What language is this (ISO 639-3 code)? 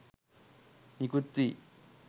sin